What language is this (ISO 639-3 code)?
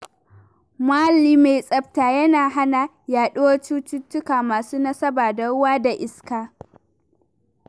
hau